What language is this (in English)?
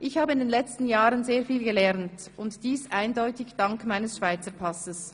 Swiss German